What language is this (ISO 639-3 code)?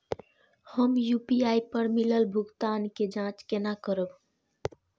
mai